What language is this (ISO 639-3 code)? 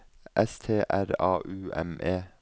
nor